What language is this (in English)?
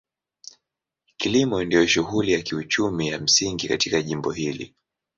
Swahili